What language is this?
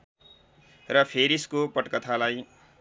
Nepali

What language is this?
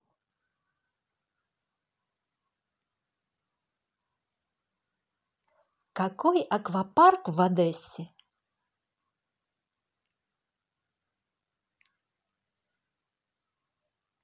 Russian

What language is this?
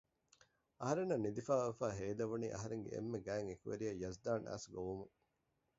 Divehi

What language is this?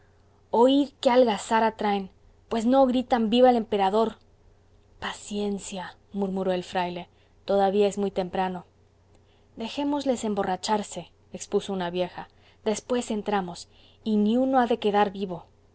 Spanish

